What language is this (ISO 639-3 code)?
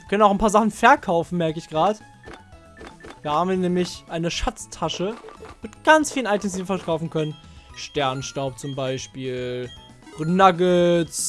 deu